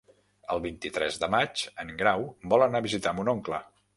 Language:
Catalan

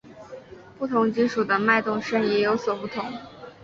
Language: Chinese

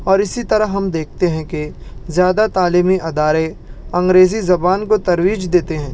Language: Urdu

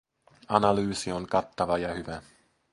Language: Finnish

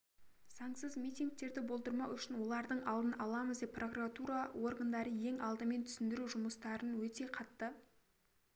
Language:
Kazakh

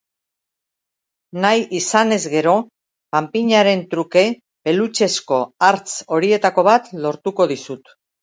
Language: Basque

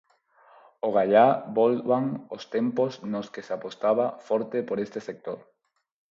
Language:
Galician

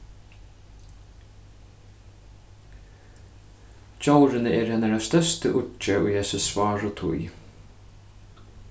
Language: Faroese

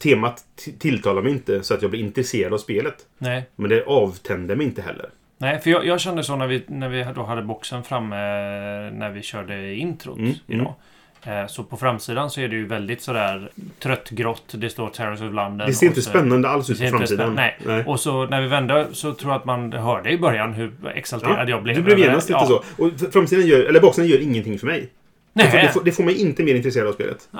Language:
Swedish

